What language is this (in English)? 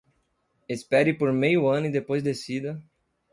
Portuguese